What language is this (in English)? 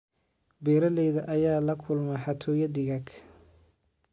Somali